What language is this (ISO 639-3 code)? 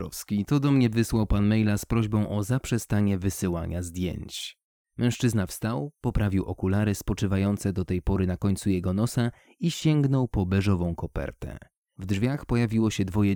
pol